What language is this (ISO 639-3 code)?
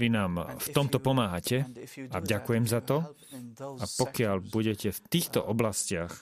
slk